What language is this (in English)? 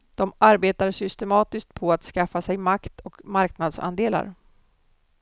Swedish